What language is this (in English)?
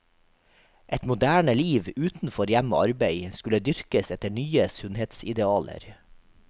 Norwegian